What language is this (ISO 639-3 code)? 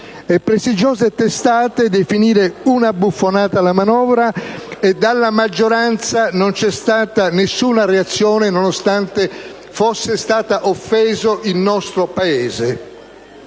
ita